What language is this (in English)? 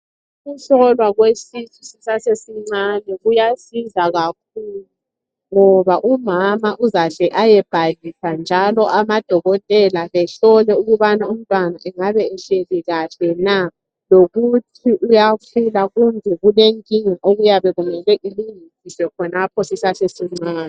North Ndebele